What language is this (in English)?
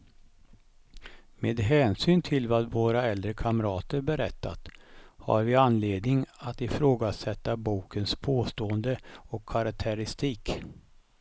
Swedish